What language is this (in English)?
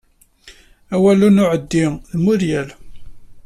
Kabyle